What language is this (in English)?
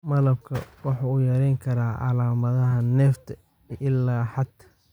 Somali